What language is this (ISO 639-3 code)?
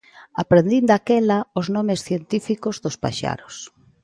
glg